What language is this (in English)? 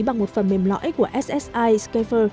Vietnamese